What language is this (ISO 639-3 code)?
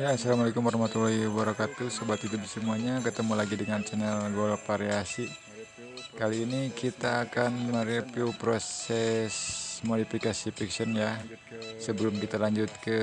ind